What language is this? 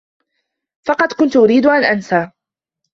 Arabic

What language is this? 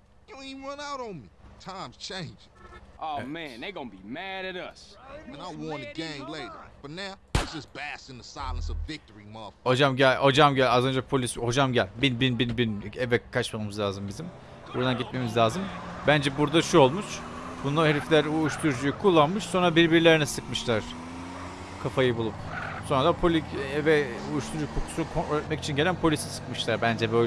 Turkish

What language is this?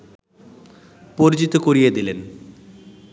Bangla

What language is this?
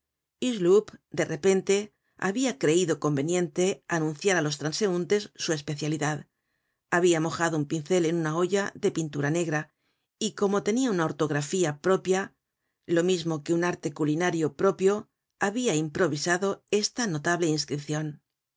Spanish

